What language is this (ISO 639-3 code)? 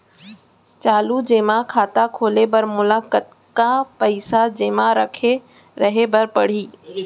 hne